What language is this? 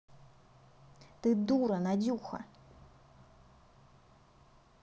Russian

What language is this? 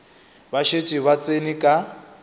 Northern Sotho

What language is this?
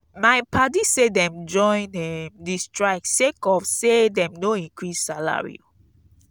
Nigerian Pidgin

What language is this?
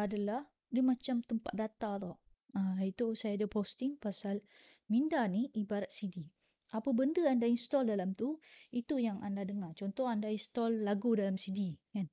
Malay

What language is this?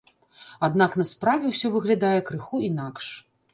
Belarusian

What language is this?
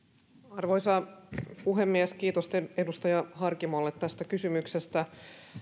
Finnish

